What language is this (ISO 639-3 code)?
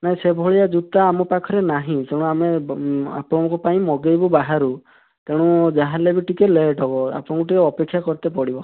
ori